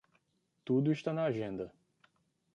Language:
Portuguese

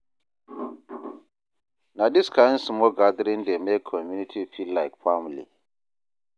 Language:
Nigerian Pidgin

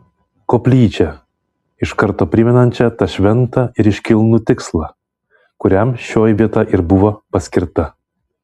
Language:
Lithuanian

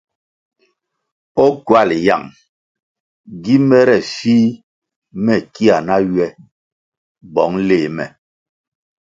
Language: Kwasio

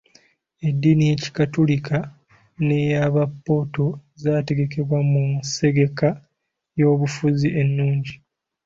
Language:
Ganda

